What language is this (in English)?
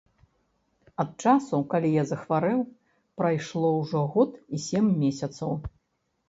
Belarusian